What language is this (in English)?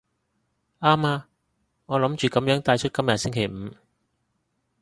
Cantonese